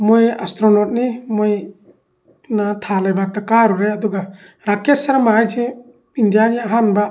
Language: Manipuri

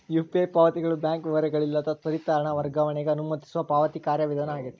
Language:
Kannada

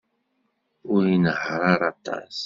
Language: Kabyle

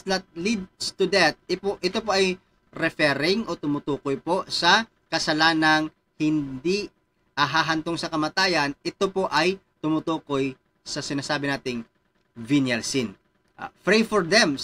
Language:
Filipino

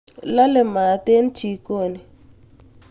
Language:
Kalenjin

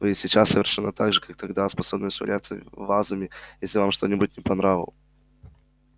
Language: Russian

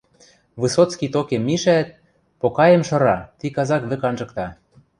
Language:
Western Mari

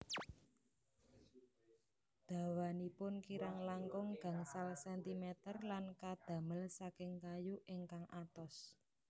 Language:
Javanese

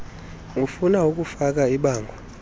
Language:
Xhosa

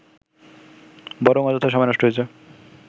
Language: Bangla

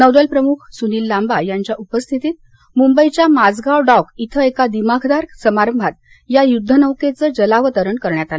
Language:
Marathi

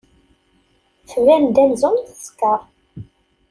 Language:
Kabyle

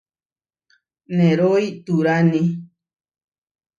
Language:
Huarijio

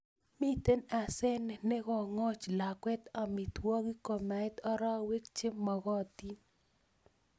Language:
Kalenjin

